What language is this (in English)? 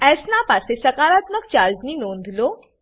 Gujarati